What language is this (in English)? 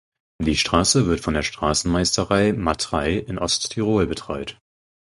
German